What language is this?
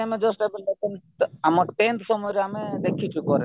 Odia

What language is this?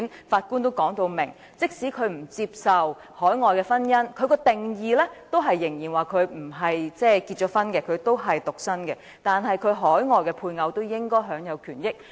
Cantonese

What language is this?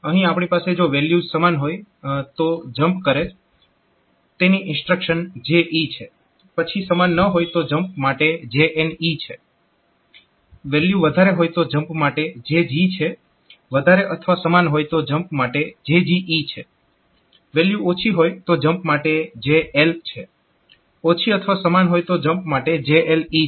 Gujarati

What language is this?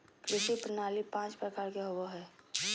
Magahi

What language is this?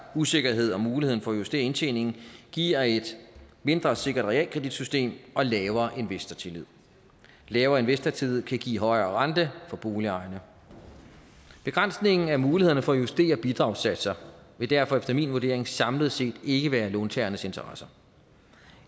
Danish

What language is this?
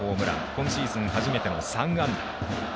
Japanese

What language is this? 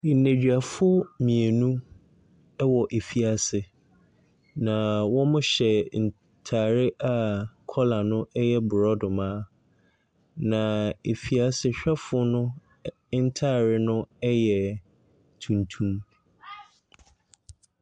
Akan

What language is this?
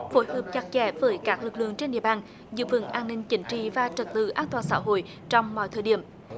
Vietnamese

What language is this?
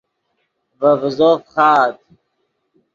Yidgha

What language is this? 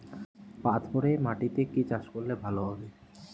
Bangla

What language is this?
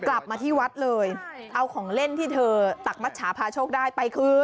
Thai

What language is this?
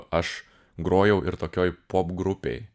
Lithuanian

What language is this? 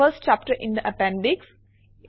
Assamese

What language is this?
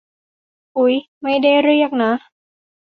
Thai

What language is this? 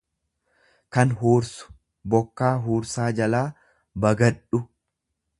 Oromo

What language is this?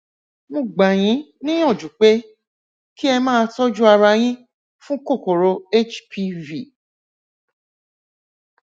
Yoruba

